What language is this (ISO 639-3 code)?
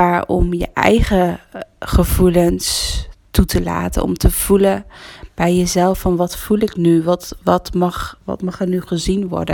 nld